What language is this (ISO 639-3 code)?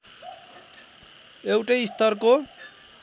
nep